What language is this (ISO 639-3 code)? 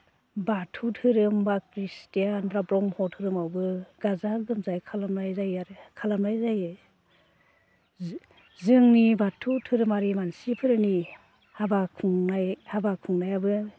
brx